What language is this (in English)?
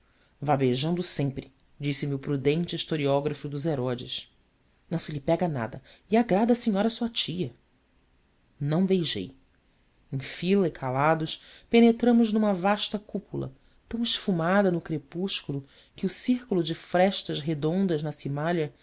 Portuguese